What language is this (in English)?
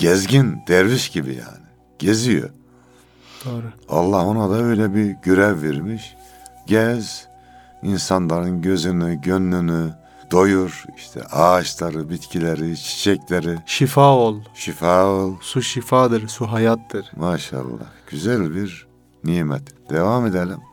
Turkish